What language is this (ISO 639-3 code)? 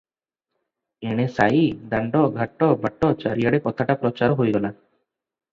ori